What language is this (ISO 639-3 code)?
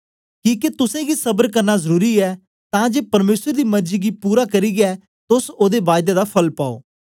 doi